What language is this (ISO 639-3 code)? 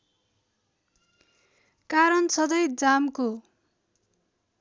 nep